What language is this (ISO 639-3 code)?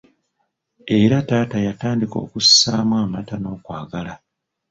lug